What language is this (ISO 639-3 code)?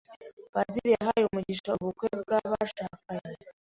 kin